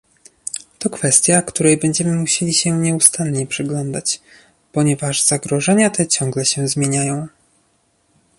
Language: Polish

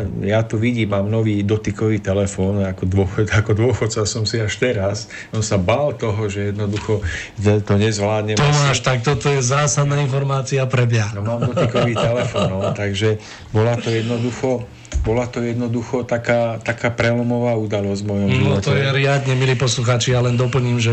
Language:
Slovak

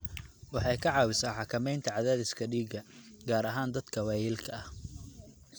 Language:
Somali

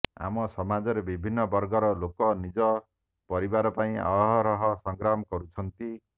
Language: Odia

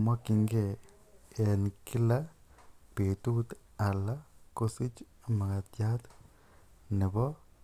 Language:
Kalenjin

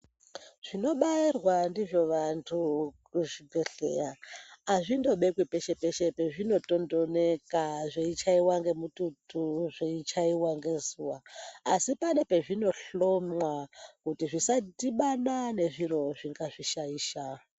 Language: Ndau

